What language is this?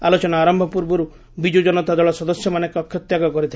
Odia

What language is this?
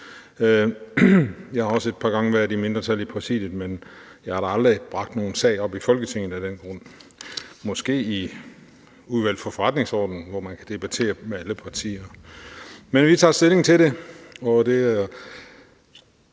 Danish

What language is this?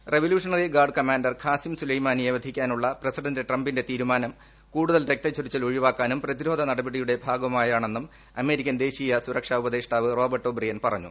Malayalam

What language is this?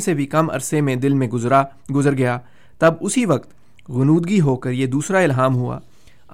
Urdu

